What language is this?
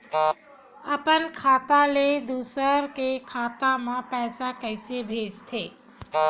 Chhattisgarhi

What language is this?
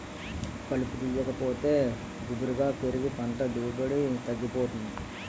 Telugu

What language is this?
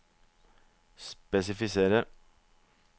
Norwegian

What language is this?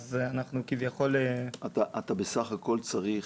Hebrew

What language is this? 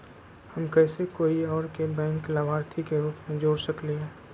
Magahi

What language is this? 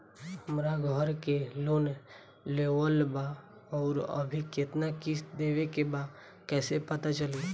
Bhojpuri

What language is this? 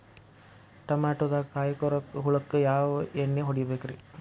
Kannada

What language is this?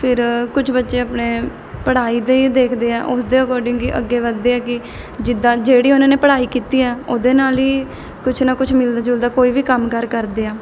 Punjabi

